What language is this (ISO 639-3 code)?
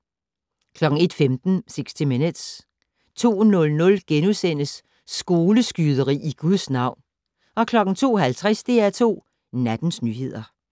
dan